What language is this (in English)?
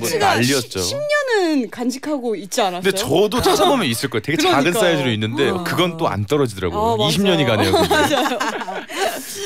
Korean